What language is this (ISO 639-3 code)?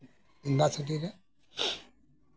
sat